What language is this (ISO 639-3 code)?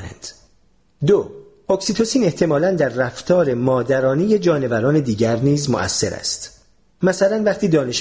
fas